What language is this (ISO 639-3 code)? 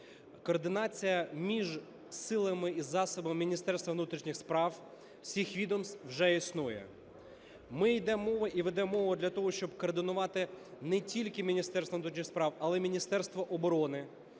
ukr